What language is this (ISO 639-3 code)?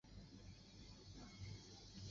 zho